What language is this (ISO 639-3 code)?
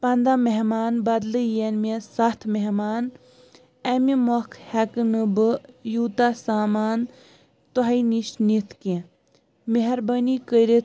kas